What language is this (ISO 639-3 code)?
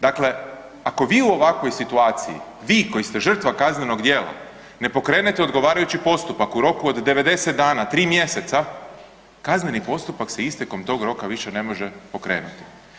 hrv